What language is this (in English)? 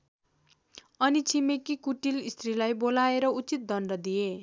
Nepali